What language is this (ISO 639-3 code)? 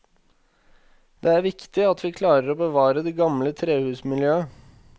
nor